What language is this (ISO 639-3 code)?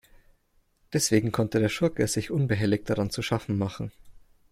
deu